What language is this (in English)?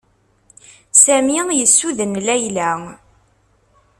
Kabyle